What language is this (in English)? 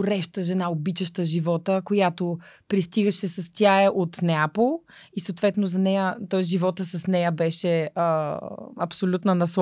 Bulgarian